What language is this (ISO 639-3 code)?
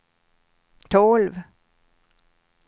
swe